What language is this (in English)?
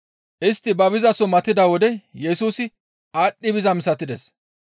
Gamo